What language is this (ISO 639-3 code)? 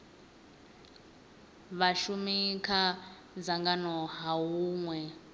ven